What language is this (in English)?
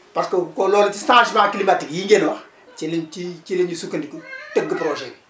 Wolof